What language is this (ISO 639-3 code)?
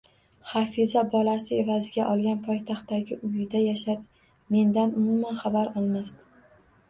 uzb